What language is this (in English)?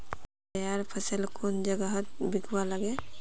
Magahi